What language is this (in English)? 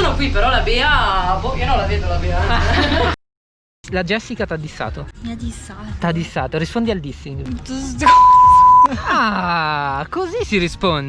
Italian